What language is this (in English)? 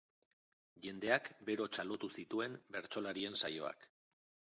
Basque